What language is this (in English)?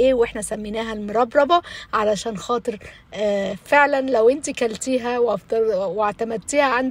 Arabic